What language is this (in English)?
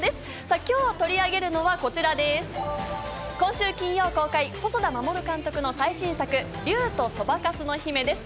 Japanese